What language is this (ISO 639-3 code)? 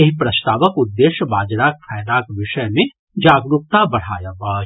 mai